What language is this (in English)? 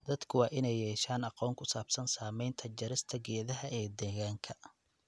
Somali